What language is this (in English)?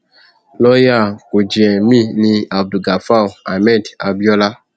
Yoruba